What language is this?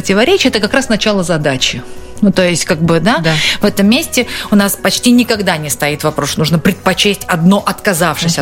Russian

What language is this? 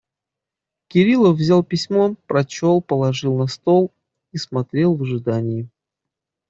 Russian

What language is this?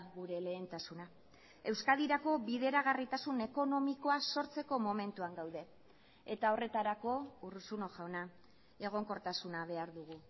Basque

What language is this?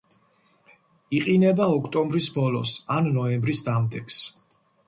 Georgian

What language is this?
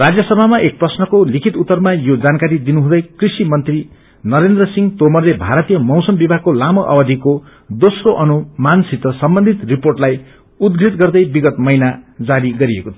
Nepali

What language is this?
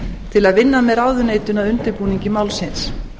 Icelandic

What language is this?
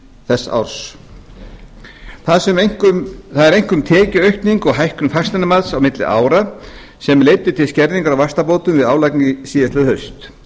Icelandic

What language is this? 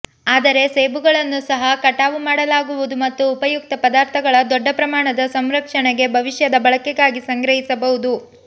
Kannada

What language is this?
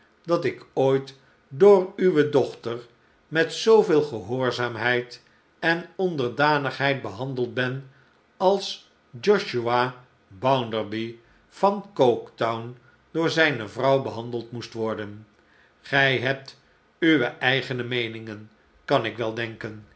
Dutch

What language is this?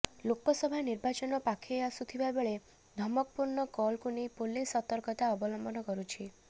Odia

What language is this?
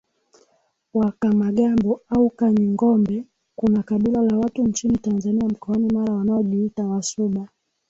Swahili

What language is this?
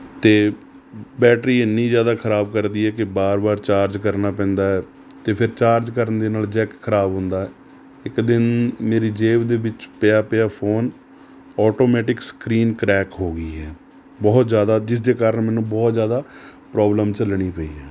Punjabi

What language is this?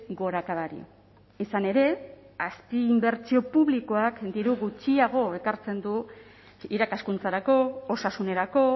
Basque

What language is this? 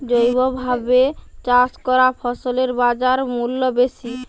Bangla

